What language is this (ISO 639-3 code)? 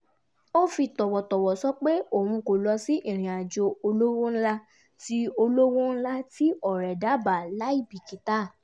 yor